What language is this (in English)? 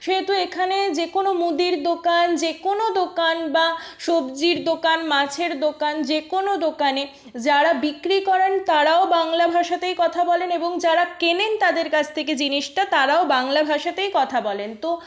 Bangla